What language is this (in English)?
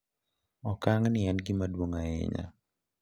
Luo (Kenya and Tanzania)